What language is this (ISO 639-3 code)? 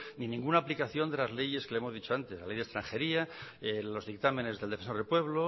spa